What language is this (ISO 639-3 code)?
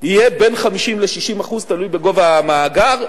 heb